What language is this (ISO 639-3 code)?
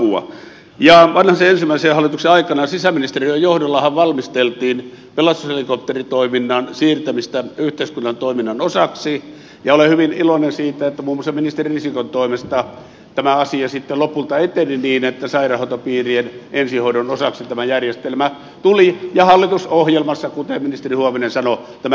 fin